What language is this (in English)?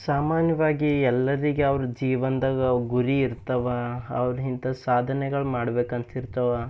Kannada